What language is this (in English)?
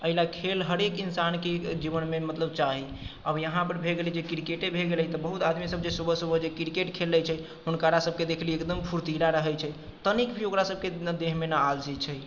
Maithili